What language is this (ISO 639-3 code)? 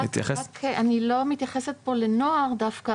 heb